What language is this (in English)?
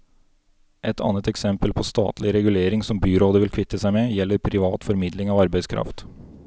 Norwegian